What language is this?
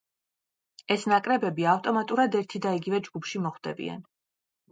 Georgian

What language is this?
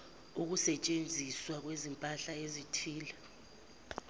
Zulu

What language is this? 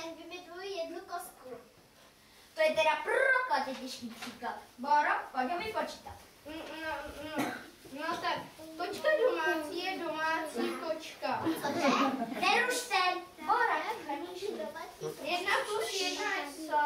Czech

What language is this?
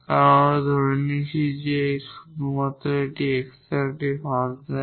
Bangla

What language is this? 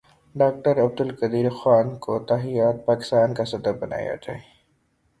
Urdu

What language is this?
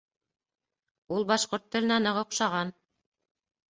Bashkir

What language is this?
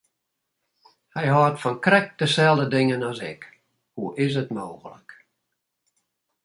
Western Frisian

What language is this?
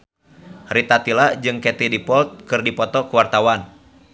Sundanese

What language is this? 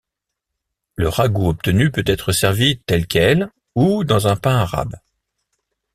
French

